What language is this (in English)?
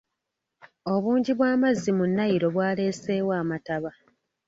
Ganda